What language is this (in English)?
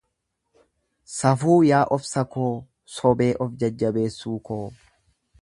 Oromo